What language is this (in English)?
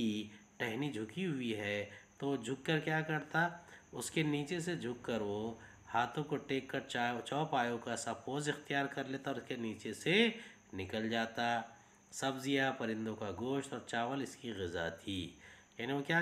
Hindi